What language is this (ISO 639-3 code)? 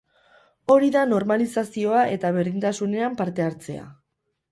eus